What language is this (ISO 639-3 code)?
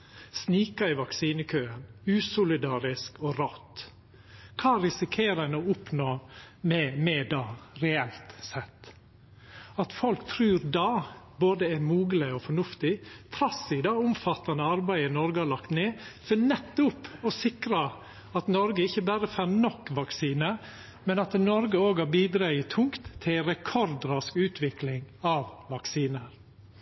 nno